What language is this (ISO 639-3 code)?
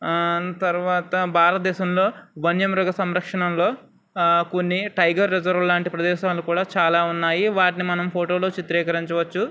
tel